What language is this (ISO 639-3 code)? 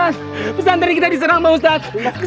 ind